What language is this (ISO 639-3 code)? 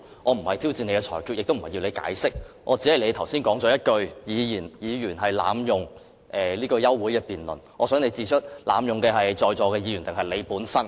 yue